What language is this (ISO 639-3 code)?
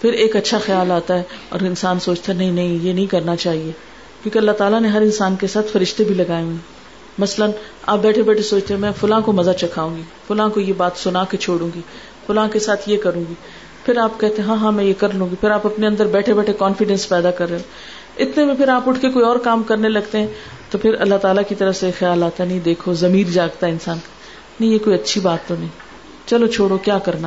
urd